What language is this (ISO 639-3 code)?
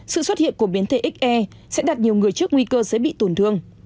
vie